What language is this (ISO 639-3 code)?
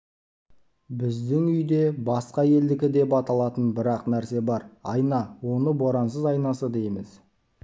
kaz